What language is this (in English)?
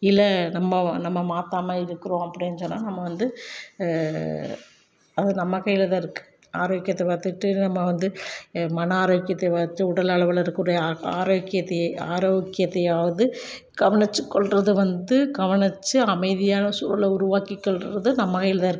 Tamil